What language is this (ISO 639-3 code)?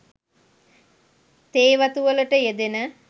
sin